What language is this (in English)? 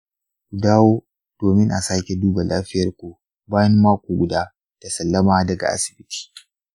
Hausa